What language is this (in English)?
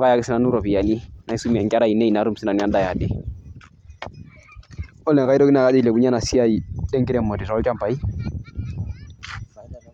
Masai